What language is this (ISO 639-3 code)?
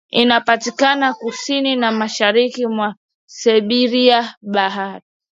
swa